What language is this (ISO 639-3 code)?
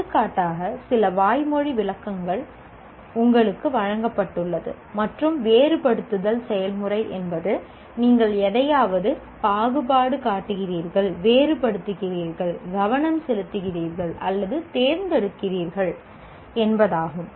tam